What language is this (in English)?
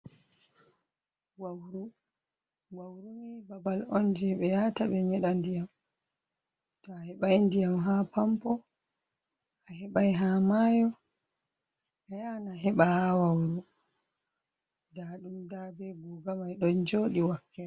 Fula